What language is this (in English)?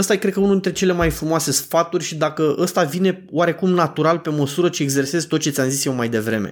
Romanian